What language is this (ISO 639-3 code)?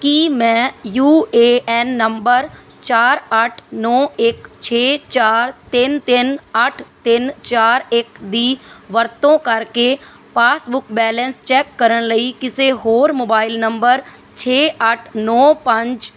pan